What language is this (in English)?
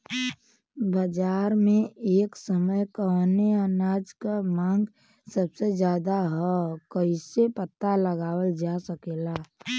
Bhojpuri